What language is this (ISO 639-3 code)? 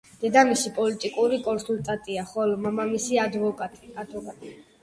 kat